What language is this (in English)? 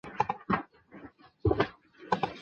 Chinese